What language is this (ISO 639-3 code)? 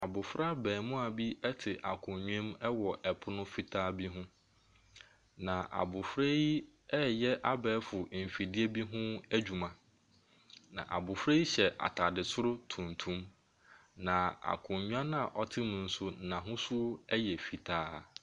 aka